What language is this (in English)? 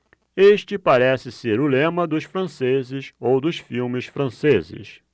Portuguese